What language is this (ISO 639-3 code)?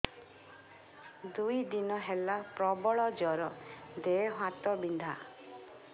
ori